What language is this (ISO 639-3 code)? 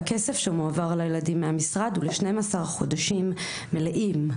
heb